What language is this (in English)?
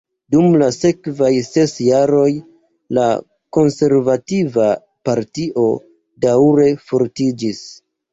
Esperanto